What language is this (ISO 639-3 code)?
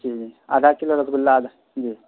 urd